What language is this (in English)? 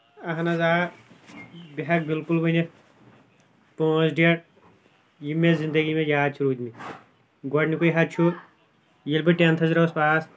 Kashmiri